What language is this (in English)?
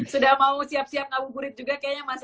Indonesian